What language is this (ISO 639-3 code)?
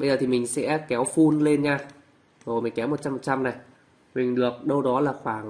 vie